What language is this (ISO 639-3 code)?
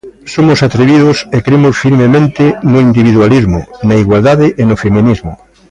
glg